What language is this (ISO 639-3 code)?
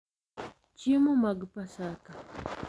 luo